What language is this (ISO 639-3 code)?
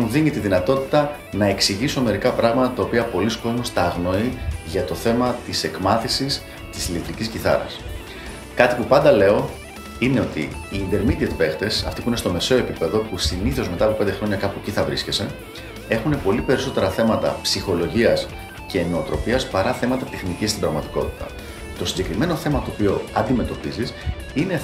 ell